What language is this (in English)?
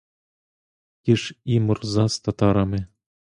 Ukrainian